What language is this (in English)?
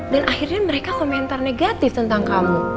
Indonesian